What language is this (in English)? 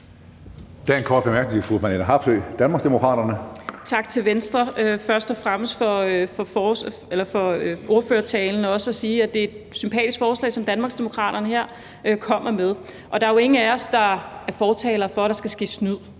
Danish